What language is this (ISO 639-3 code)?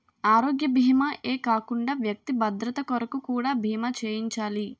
tel